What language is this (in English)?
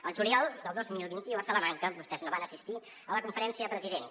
Catalan